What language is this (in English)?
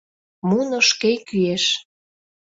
Mari